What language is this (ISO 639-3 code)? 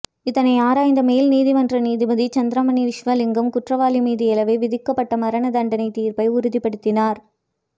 tam